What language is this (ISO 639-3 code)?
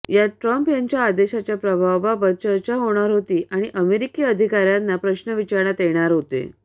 mar